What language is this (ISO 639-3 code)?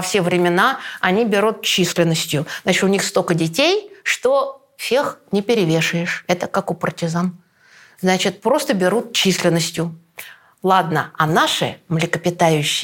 rus